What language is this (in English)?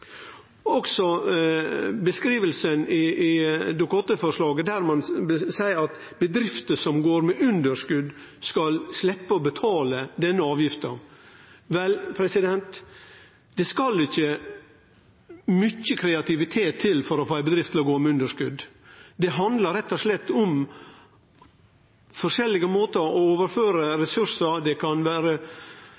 Norwegian Nynorsk